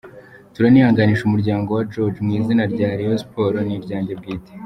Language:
Kinyarwanda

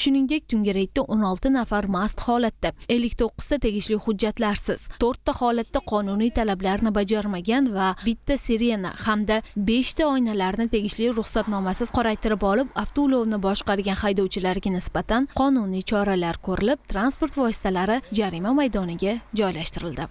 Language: Turkish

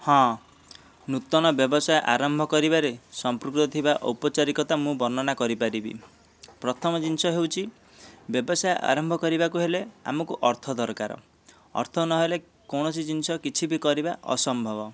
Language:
Odia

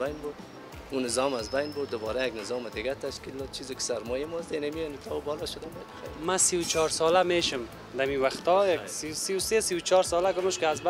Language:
Persian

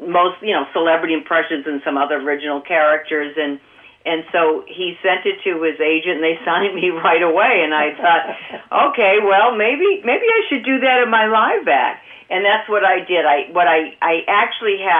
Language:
English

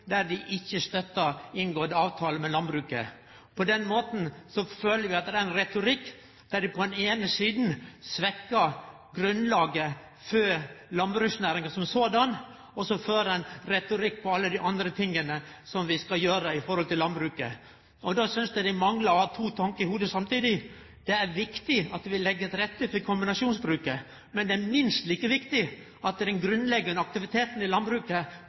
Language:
Norwegian Nynorsk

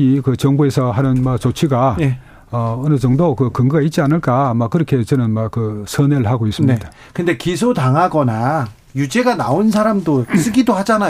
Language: Korean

